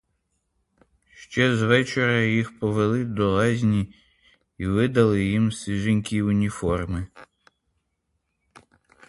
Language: Ukrainian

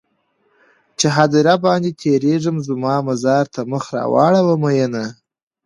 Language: Pashto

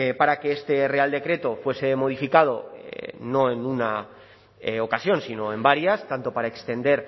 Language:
Spanish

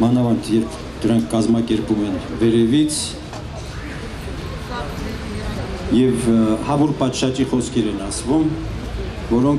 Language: Romanian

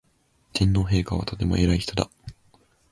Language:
Japanese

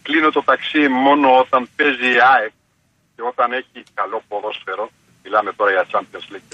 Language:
Greek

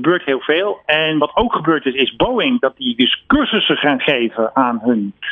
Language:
Dutch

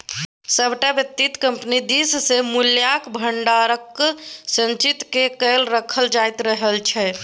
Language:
Maithili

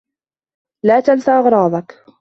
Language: Arabic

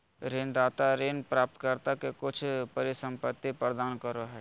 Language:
Magahi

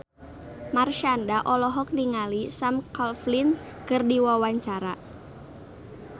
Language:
Sundanese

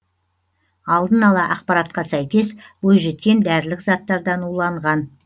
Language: Kazakh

